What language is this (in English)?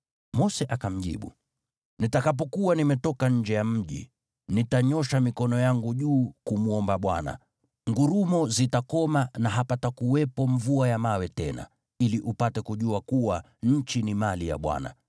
Swahili